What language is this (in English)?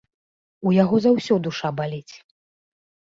Belarusian